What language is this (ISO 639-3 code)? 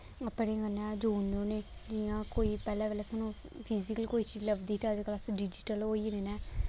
doi